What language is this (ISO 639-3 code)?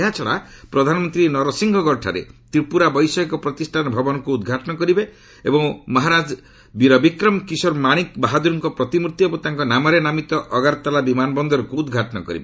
ori